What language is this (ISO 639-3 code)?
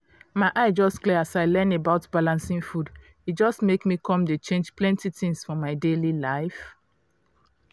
pcm